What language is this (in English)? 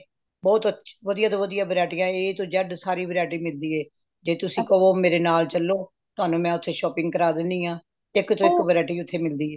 Punjabi